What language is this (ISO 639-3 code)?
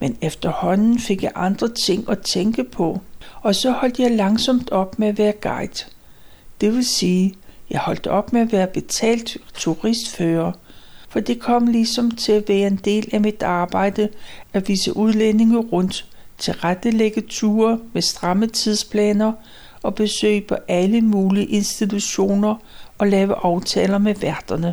dan